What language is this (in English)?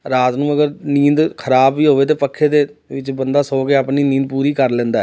Punjabi